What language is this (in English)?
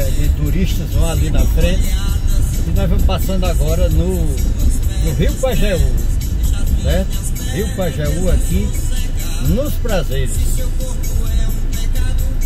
Portuguese